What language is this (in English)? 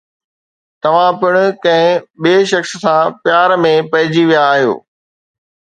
Sindhi